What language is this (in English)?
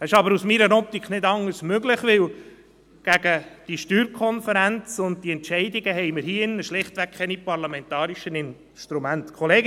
Swiss German